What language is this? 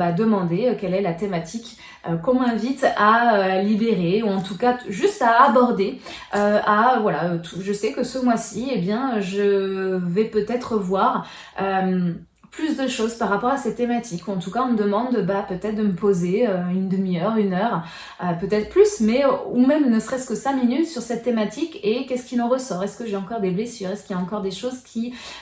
French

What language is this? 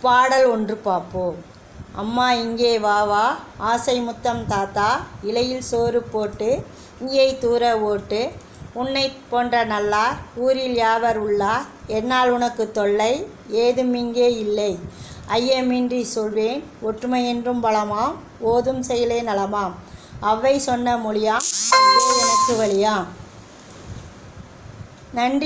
Tamil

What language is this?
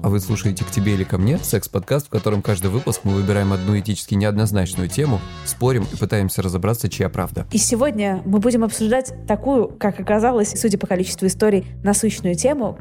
Russian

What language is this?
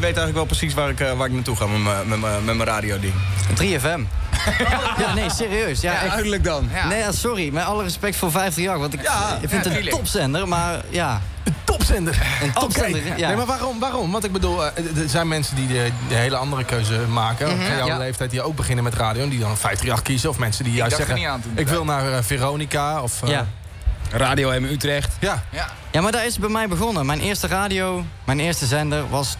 Dutch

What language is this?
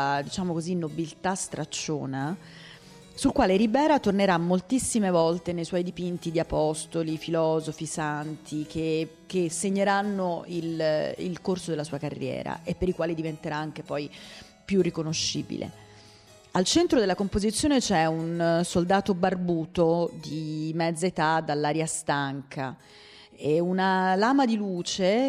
Italian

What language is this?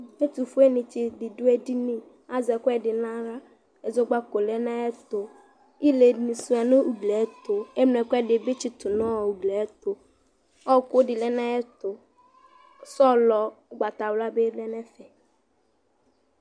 Ikposo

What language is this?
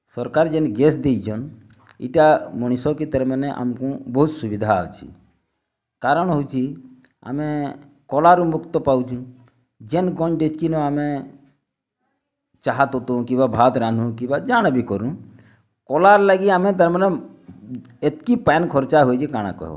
Odia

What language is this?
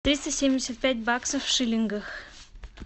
Russian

